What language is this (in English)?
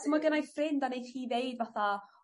Welsh